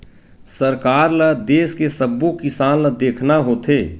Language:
Chhattisgarhi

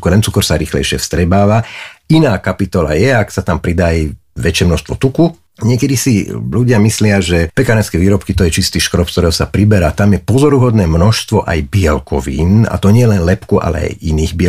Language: Slovak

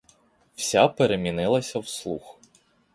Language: Ukrainian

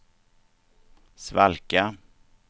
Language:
Swedish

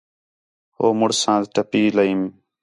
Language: Khetrani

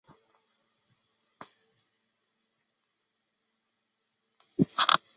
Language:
Chinese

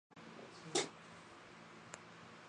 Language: Chinese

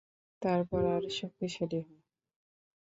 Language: Bangla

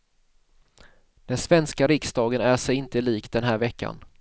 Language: Swedish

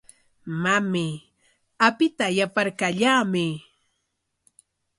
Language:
Corongo Ancash Quechua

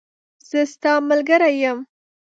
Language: Pashto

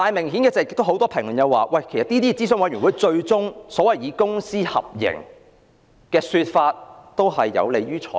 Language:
Cantonese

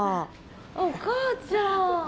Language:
Japanese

